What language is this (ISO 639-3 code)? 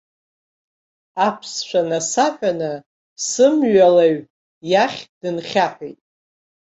abk